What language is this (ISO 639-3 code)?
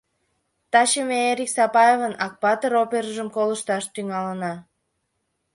chm